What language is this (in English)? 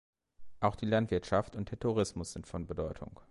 German